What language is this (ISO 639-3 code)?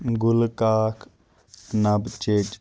kas